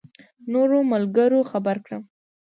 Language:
Pashto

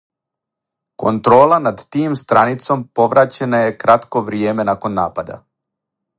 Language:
Serbian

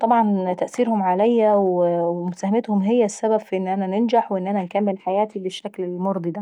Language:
Saidi Arabic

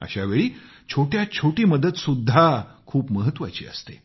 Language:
Marathi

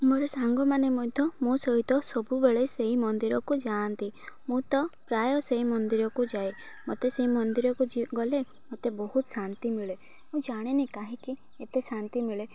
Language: Odia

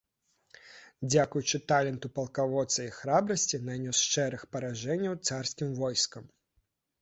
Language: Belarusian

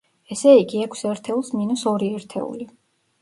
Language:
Georgian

